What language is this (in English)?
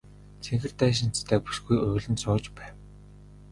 Mongolian